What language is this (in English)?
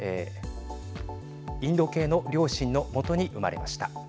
Japanese